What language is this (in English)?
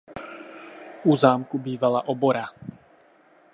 Czech